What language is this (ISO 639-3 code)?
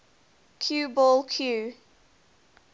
eng